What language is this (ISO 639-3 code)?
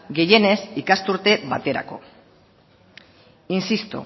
eus